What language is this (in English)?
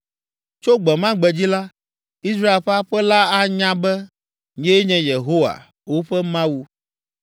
Ewe